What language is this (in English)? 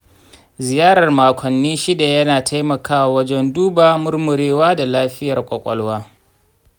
Hausa